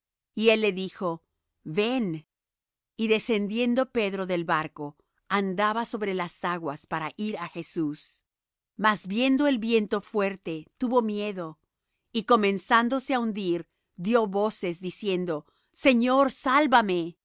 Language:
Spanish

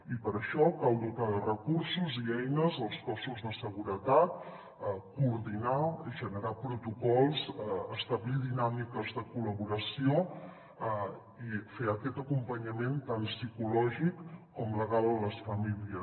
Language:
Catalan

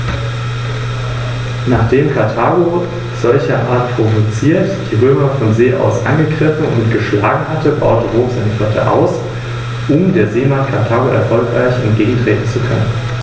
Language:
German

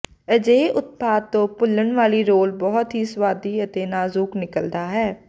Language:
Punjabi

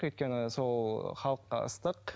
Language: Kazakh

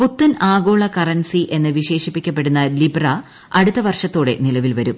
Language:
Malayalam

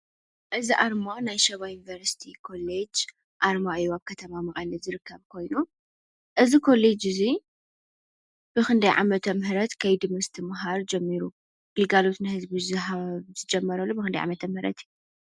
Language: Tigrinya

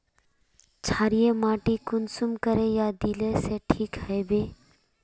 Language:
Magahi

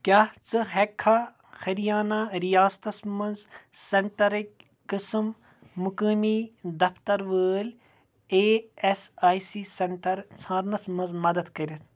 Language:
Kashmiri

